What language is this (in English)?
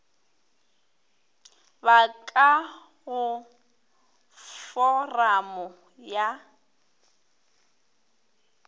Northern Sotho